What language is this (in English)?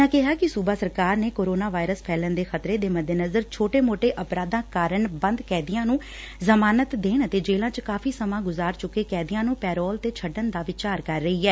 Punjabi